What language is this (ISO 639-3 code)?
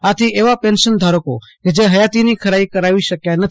guj